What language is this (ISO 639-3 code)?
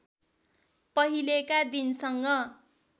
nep